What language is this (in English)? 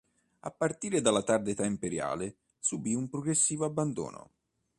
Italian